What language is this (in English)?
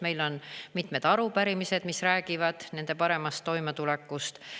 Estonian